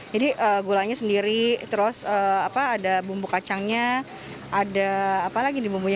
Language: Indonesian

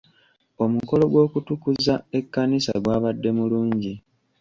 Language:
Ganda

